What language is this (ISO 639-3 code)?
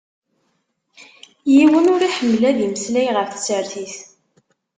kab